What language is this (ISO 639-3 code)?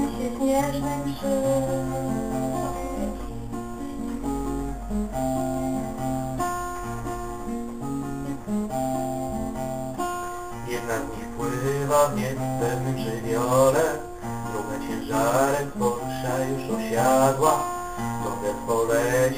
pol